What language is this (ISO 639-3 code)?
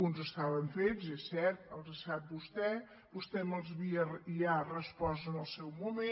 cat